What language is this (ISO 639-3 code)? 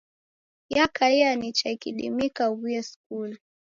dav